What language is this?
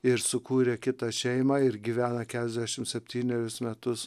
Lithuanian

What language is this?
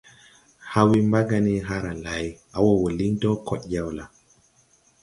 Tupuri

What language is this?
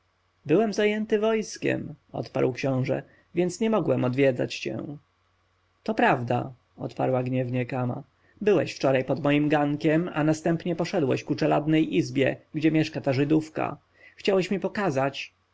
Polish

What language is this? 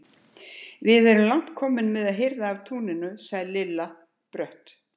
Icelandic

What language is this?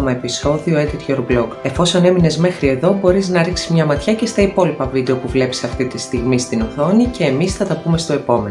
Greek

